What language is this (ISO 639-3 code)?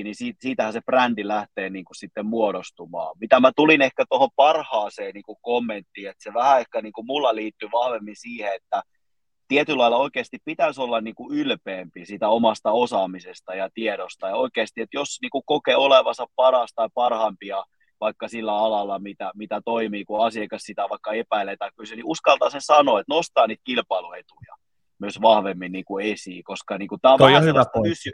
fin